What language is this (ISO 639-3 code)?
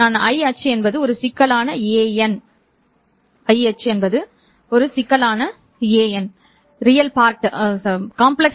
tam